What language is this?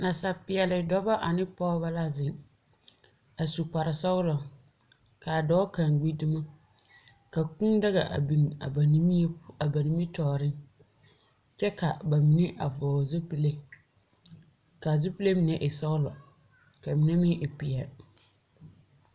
Southern Dagaare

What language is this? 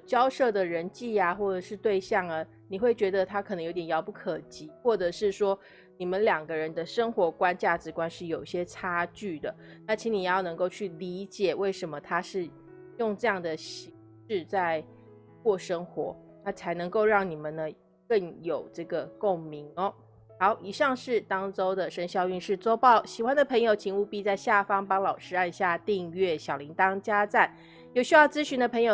Chinese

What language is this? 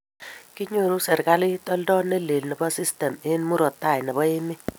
Kalenjin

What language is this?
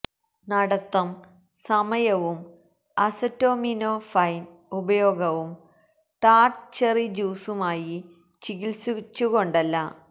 Malayalam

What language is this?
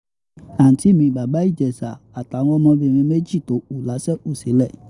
Yoruba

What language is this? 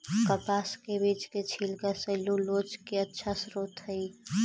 Magahi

